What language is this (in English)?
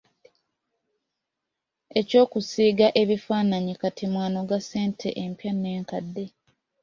Ganda